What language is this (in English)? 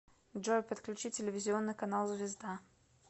Russian